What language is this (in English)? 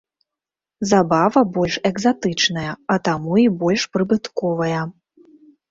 Belarusian